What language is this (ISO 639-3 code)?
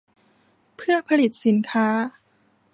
tha